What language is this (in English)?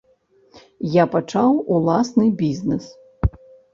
Belarusian